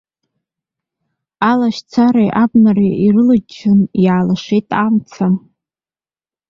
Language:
Abkhazian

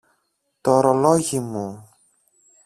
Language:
Greek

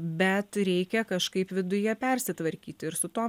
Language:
Lithuanian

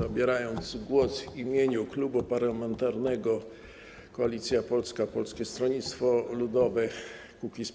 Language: Polish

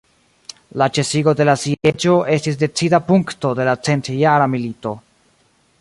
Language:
Esperanto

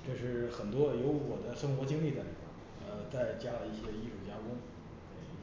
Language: Chinese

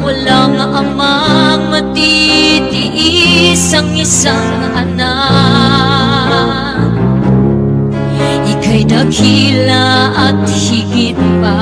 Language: Filipino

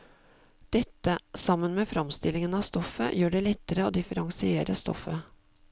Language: Norwegian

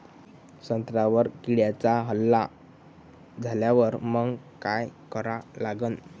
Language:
Marathi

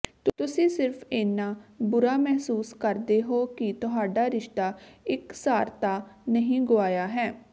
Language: Punjabi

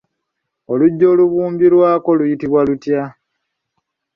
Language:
Ganda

